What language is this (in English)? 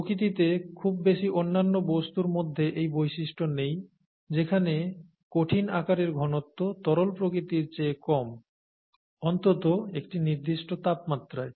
Bangla